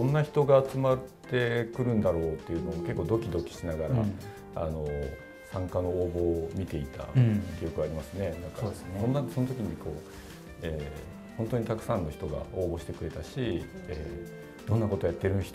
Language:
Japanese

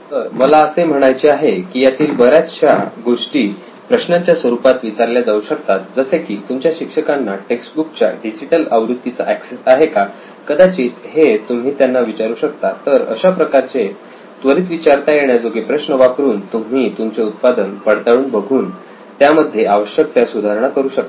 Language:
Marathi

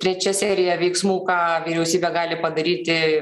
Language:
Lithuanian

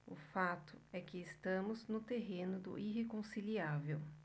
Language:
Portuguese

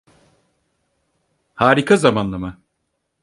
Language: Turkish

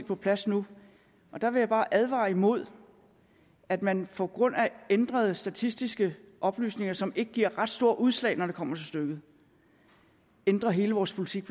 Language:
Danish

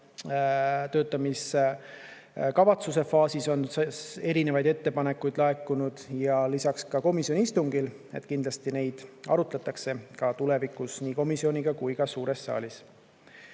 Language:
Estonian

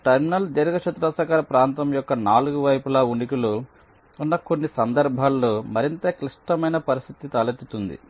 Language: Telugu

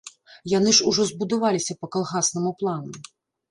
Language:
Belarusian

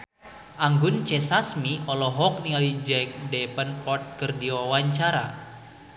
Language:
Sundanese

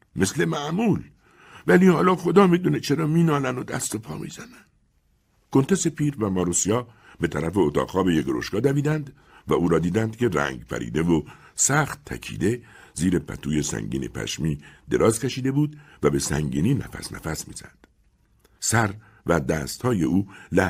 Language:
Persian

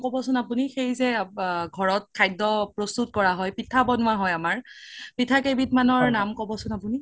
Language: Assamese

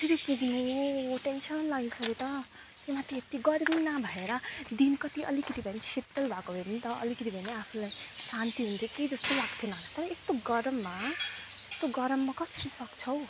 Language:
Nepali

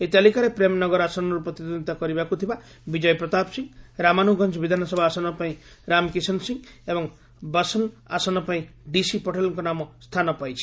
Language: Odia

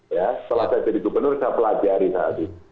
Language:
Indonesian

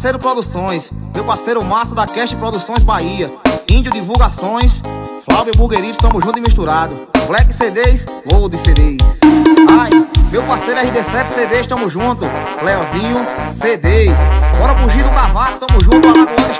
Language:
Portuguese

